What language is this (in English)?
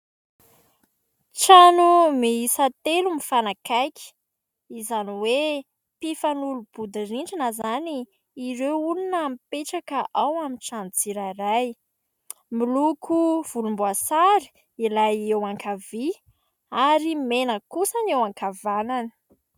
Malagasy